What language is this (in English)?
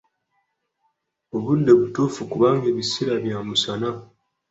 Ganda